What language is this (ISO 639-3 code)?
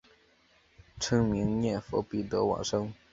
zho